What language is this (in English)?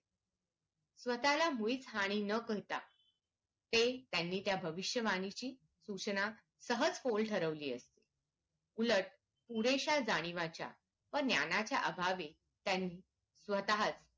Marathi